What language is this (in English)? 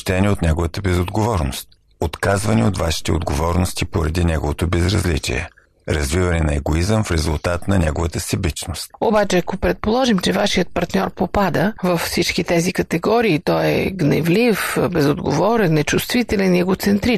Bulgarian